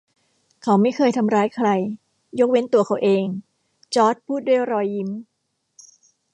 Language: Thai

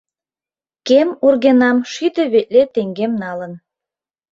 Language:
Mari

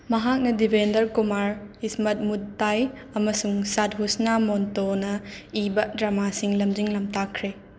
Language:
Manipuri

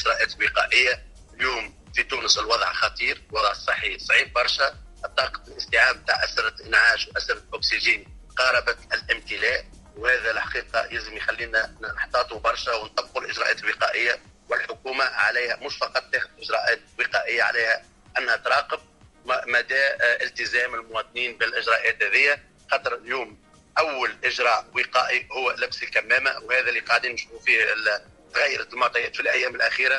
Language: Arabic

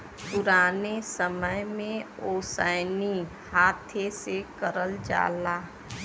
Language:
Bhojpuri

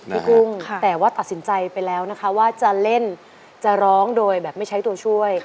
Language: Thai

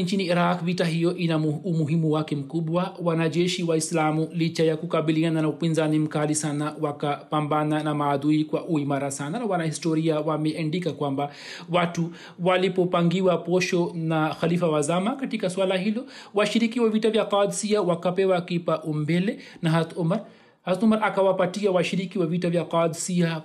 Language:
Swahili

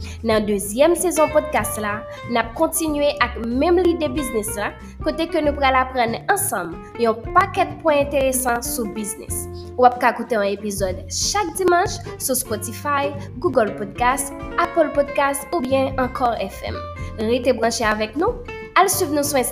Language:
French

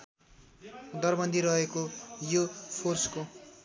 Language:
Nepali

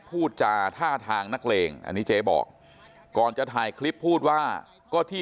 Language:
Thai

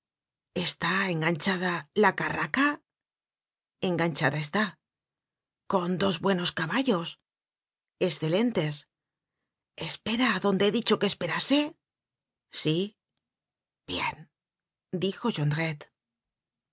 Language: Spanish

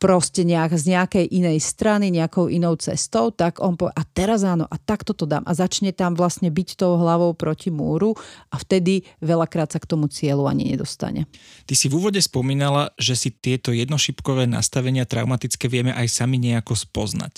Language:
Slovak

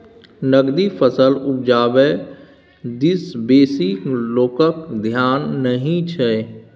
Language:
Maithili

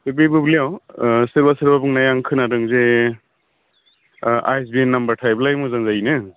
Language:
Bodo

